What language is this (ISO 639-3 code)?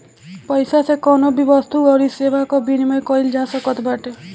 bho